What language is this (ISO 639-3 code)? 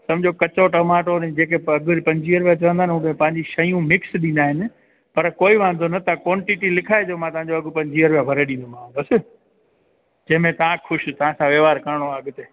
snd